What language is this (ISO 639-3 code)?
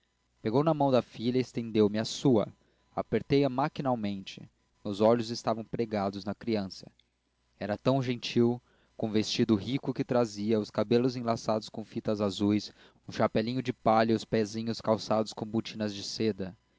por